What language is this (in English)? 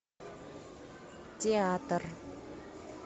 Russian